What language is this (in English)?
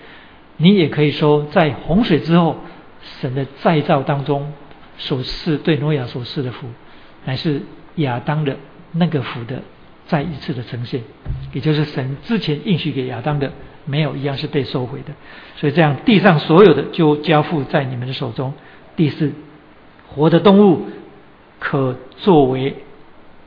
Chinese